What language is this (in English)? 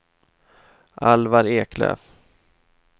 Swedish